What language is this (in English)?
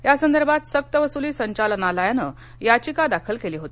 Marathi